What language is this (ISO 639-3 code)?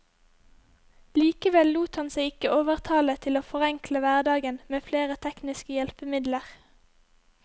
nor